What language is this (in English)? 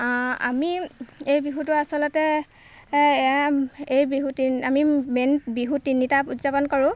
Assamese